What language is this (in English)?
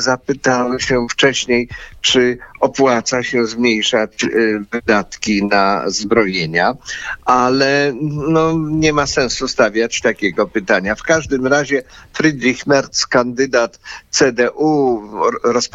Polish